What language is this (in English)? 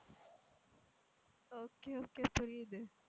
Tamil